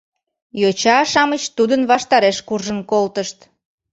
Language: Mari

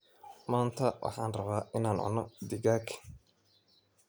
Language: Somali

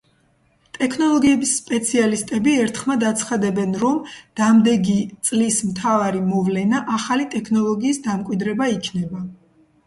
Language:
Georgian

